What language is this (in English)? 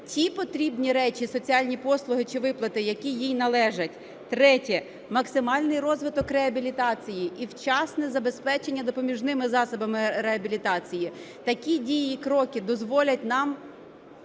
Ukrainian